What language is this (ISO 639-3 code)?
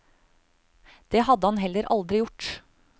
nor